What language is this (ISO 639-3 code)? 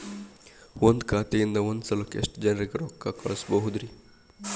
kan